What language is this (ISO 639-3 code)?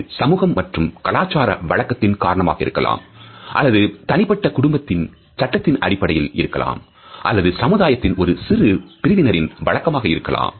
tam